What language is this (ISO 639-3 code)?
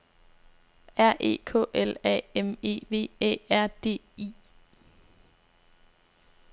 dan